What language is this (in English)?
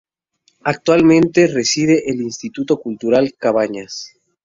Spanish